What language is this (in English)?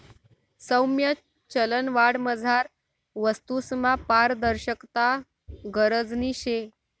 Marathi